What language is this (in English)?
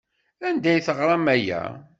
Kabyle